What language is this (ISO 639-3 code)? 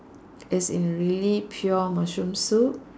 eng